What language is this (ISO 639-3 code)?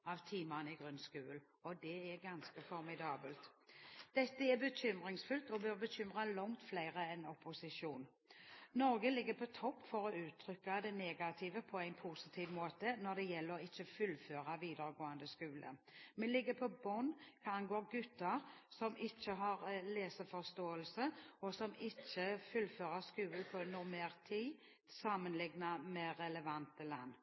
nob